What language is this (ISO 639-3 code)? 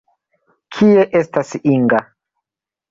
epo